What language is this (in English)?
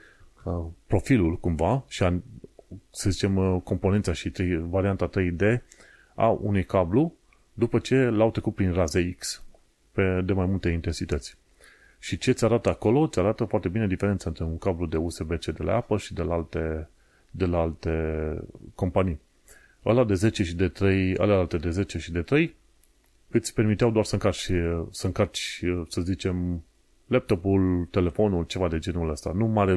Romanian